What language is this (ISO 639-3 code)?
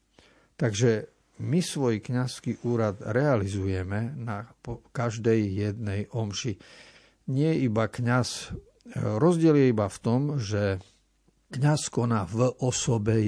slk